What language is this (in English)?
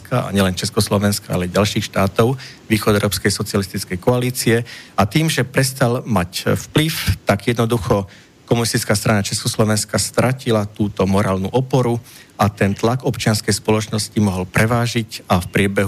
Slovak